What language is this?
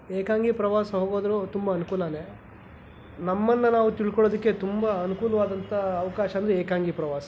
Kannada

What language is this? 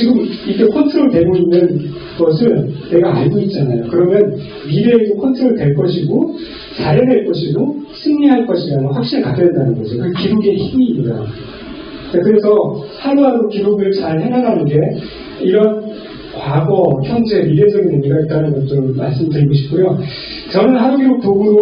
Korean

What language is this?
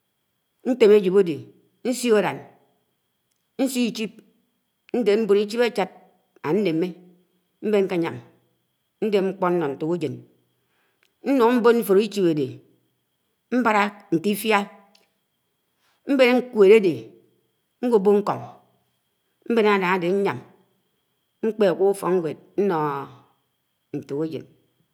Anaang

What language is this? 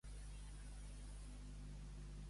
Catalan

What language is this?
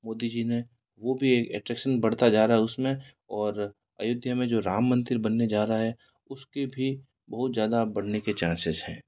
Hindi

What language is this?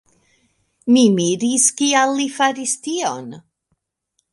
Esperanto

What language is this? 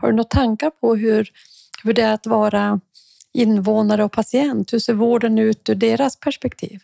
Swedish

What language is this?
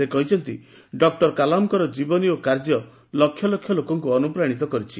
Odia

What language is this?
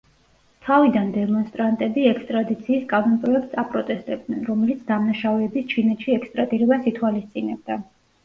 Georgian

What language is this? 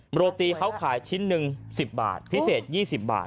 Thai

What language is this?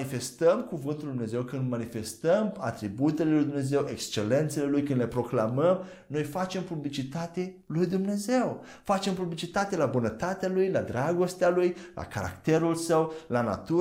Romanian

